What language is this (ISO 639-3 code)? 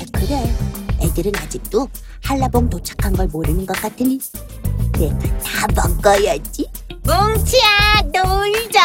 kor